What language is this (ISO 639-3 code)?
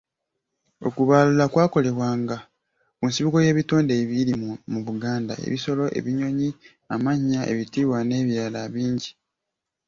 lug